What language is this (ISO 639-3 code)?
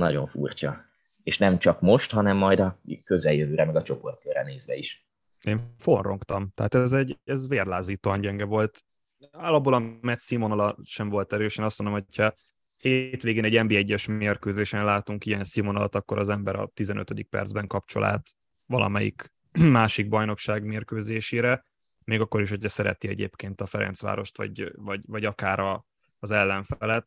hun